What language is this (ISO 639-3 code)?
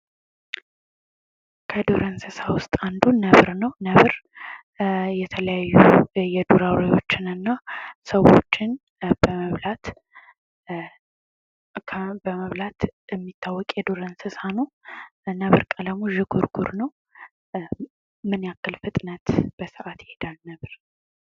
amh